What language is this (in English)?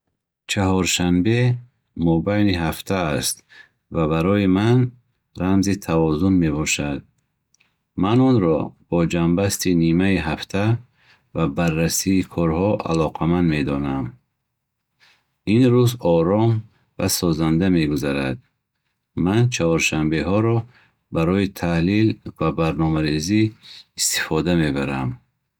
Bukharic